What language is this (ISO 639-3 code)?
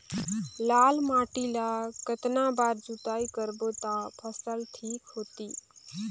hne